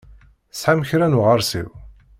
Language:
Kabyle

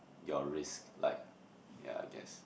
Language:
English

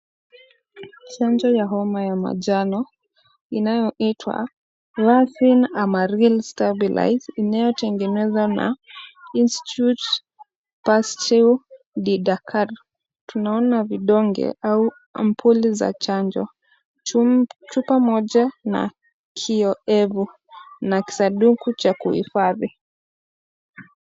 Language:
Swahili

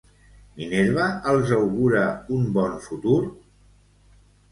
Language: Catalan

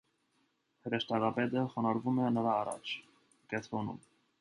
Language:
Armenian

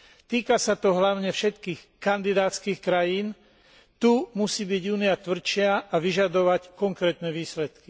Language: Slovak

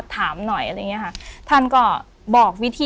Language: Thai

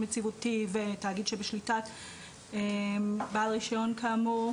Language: Hebrew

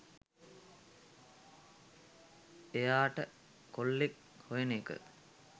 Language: Sinhala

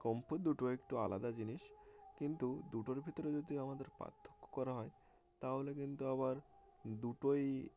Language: Bangla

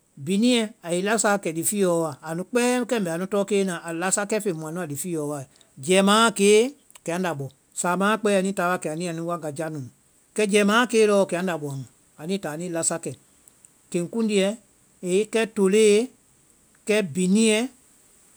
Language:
Vai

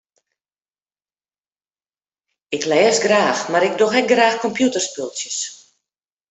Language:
Western Frisian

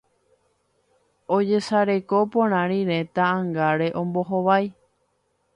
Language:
Guarani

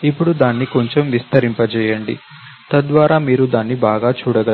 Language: Telugu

